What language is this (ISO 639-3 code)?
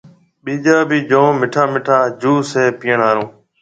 mve